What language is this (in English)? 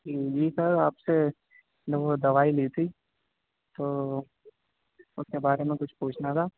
Urdu